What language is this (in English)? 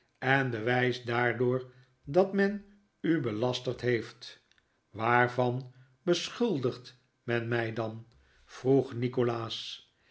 Dutch